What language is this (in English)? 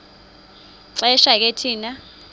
Xhosa